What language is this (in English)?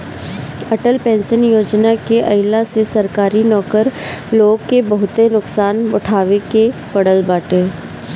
Bhojpuri